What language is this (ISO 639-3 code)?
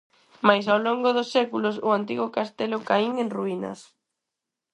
glg